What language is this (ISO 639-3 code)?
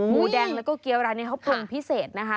tha